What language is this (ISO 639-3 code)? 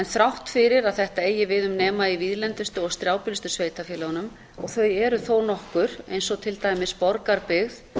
isl